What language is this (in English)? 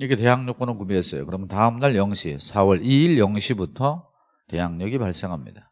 Korean